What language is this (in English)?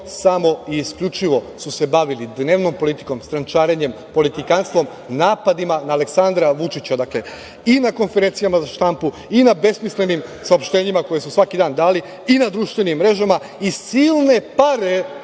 Serbian